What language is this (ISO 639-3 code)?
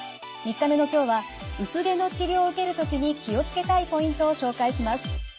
jpn